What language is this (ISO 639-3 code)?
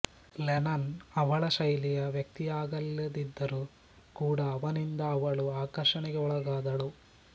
kan